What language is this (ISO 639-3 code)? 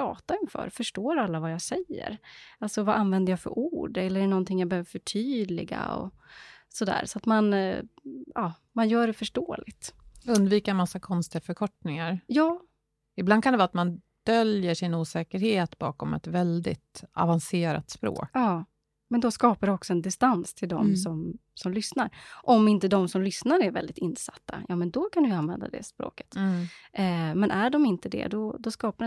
swe